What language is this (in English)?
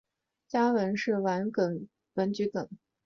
Chinese